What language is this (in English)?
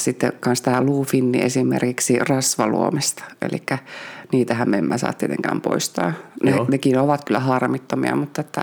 Finnish